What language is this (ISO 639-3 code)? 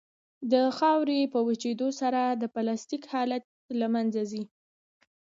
pus